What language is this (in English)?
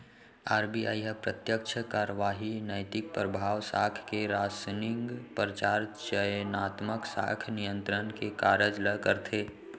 Chhattisgarhi